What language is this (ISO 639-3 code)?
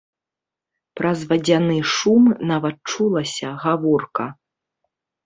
bel